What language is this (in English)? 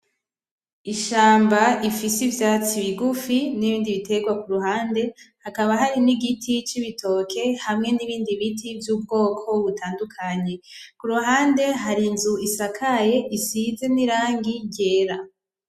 Rundi